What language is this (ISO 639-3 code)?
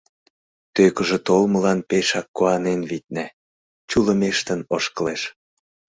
chm